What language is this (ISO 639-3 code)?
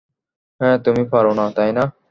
ben